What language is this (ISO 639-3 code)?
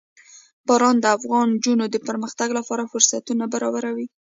pus